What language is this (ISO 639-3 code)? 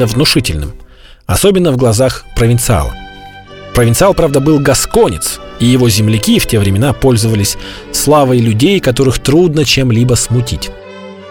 rus